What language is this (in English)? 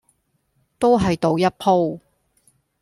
Cantonese